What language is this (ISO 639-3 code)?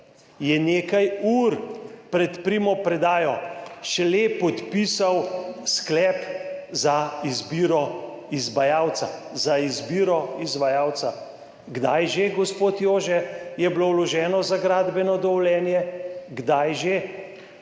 slv